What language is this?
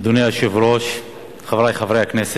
Hebrew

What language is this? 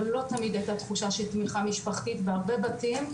Hebrew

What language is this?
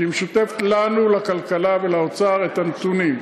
Hebrew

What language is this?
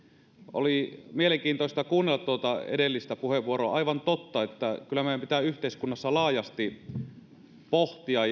Finnish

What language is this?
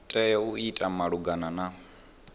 Venda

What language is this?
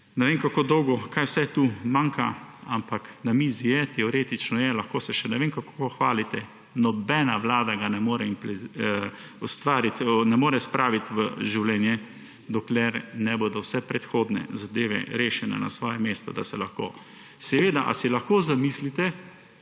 Slovenian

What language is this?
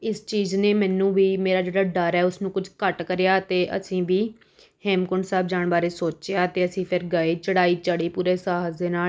Punjabi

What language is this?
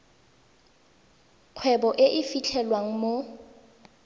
Tswana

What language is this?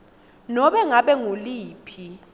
Swati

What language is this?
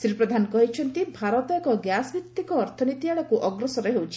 Odia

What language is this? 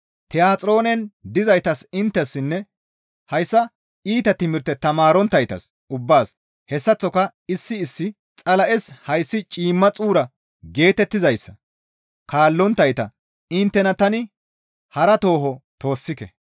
Gamo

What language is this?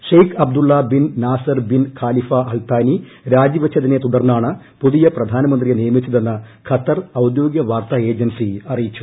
Malayalam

